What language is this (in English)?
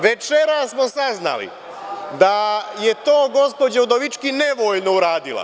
Serbian